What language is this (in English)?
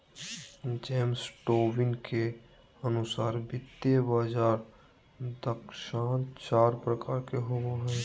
Magahi